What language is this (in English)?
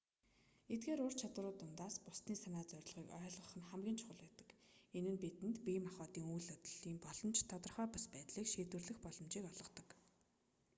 Mongolian